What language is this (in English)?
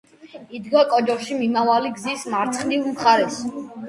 Georgian